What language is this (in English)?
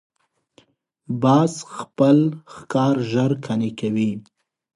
Pashto